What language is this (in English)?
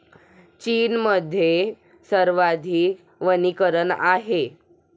Marathi